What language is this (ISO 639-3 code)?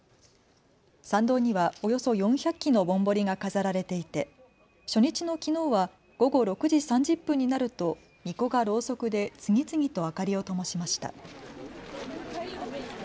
jpn